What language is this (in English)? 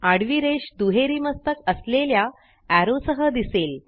Marathi